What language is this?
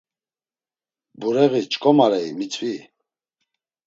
Laz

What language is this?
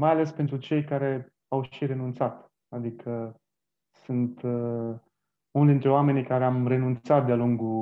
Romanian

